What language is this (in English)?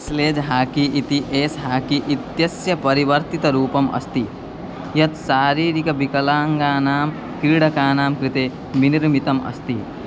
Sanskrit